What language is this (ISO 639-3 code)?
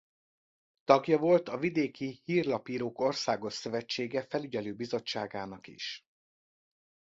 hun